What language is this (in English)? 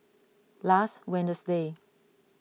English